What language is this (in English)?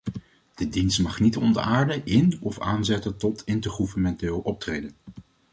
Dutch